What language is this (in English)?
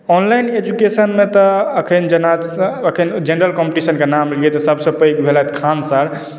Maithili